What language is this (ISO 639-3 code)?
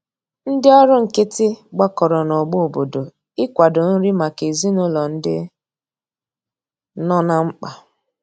ibo